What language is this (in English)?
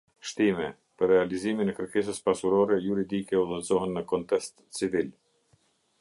Albanian